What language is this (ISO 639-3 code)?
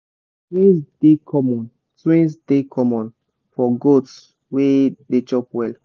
pcm